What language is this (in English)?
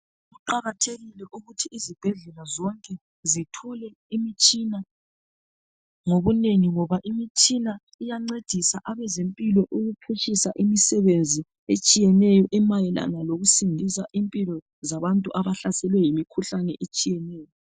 North Ndebele